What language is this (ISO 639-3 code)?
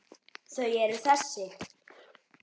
isl